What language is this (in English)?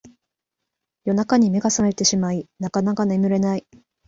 Japanese